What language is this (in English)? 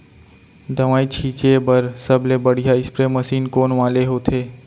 Chhattisgarhi